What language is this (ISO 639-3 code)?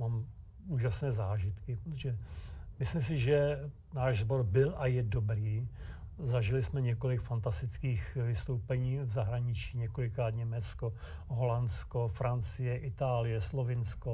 ces